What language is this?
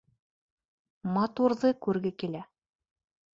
Bashkir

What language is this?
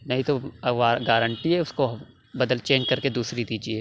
Urdu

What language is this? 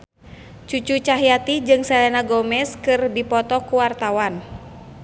Sundanese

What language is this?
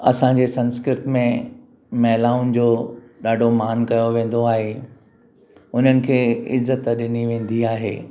Sindhi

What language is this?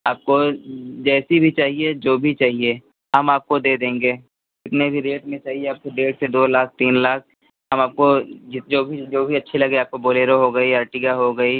Hindi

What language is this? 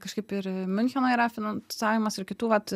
Lithuanian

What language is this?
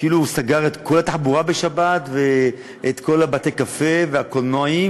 Hebrew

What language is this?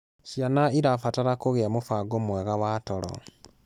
Kikuyu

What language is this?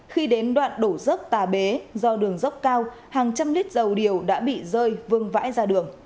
Vietnamese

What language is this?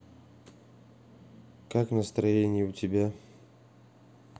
Russian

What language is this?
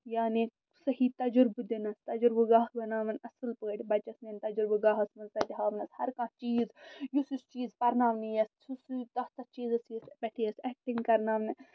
Kashmiri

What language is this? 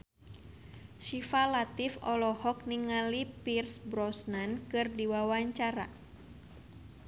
Sundanese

